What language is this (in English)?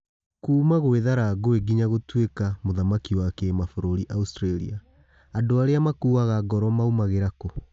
Kikuyu